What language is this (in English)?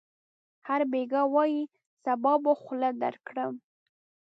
Pashto